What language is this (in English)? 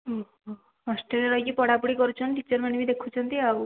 Odia